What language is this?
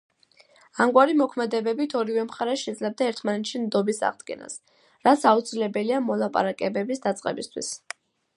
Georgian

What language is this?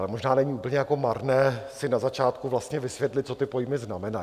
Czech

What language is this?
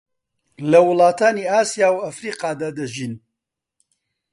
Central Kurdish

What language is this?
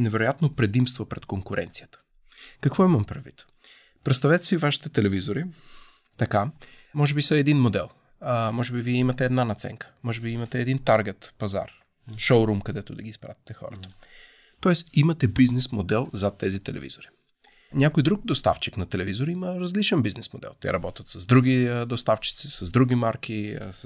Bulgarian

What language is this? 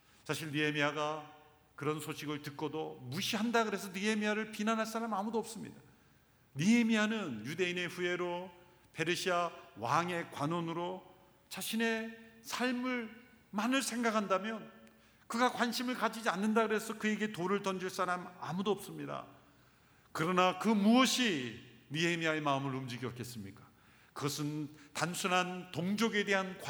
Korean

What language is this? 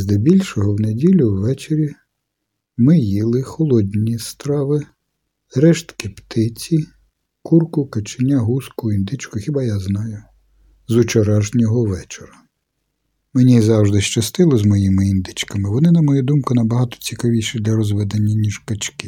Ukrainian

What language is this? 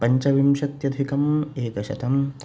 Sanskrit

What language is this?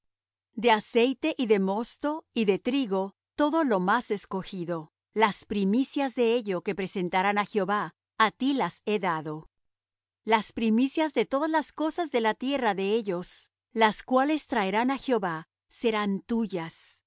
Spanish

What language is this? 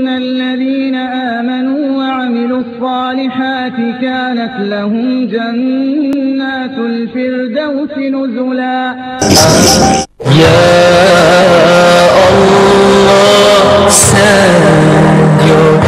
Arabic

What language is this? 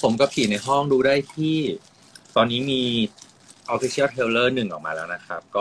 Thai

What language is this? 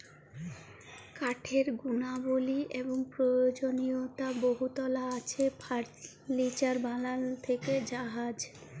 Bangla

